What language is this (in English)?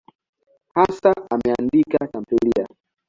Swahili